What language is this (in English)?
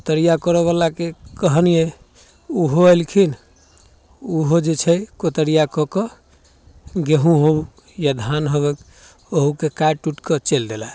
Maithili